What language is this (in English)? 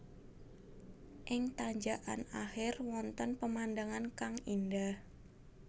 Javanese